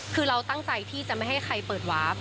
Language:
Thai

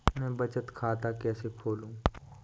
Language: Hindi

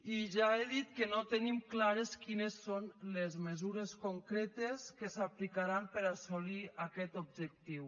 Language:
Catalan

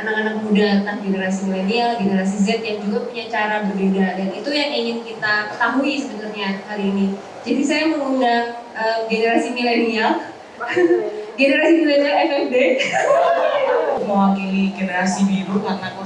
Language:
Indonesian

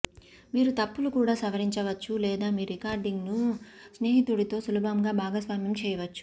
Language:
Telugu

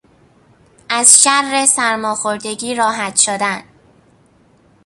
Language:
Persian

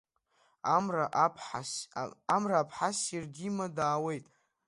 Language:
Abkhazian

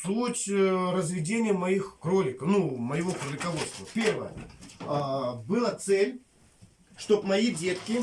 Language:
Russian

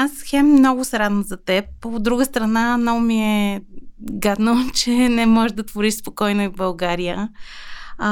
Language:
Bulgarian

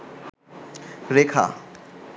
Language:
Bangla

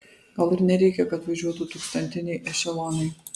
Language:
Lithuanian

